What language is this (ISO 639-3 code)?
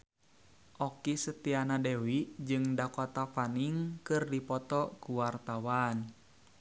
sun